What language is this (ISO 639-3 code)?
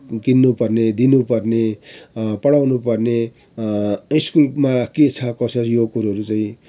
nep